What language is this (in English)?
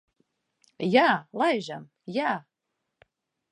Latvian